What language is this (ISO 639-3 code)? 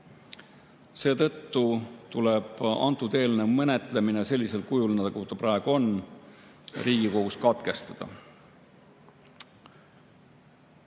est